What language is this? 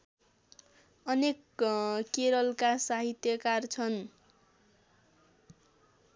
Nepali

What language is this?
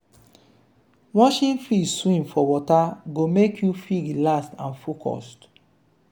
Nigerian Pidgin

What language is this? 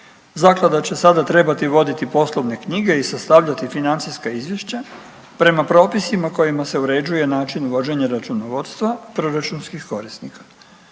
Croatian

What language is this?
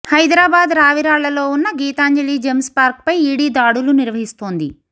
Telugu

